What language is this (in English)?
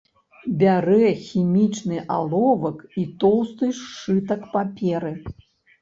Belarusian